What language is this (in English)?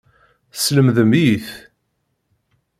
Kabyle